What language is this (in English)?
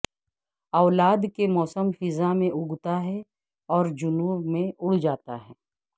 Urdu